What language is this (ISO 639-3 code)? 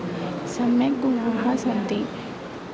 san